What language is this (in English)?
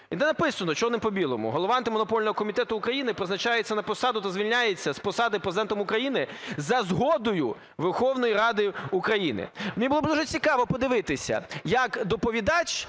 Ukrainian